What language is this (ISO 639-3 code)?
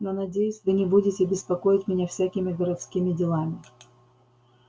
rus